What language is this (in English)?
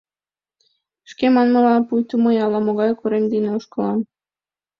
Mari